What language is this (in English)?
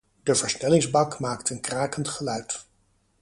Dutch